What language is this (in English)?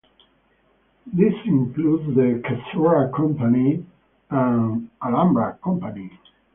English